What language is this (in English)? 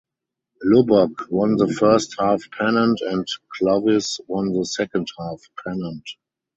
English